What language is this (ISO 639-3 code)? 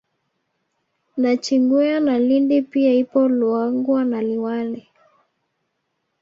swa